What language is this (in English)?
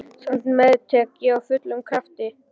Icelandic